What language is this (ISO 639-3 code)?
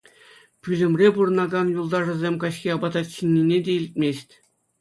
chv